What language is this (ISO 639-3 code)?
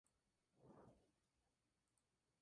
spa